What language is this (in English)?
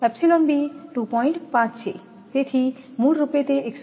Gujarati